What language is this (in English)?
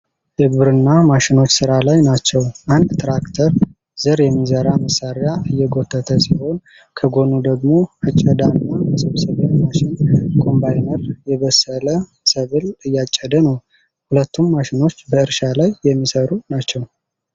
Amharic